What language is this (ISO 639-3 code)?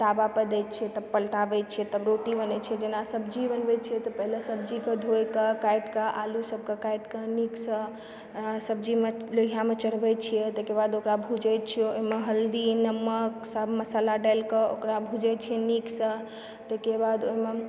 mai